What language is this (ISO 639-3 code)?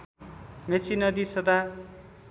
nep